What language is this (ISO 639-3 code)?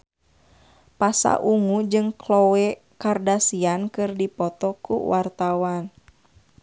sun